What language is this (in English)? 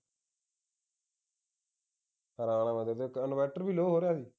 Punjabi